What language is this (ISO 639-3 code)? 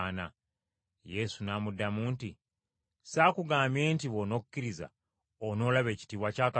lug